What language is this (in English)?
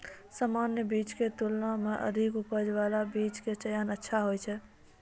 Maithili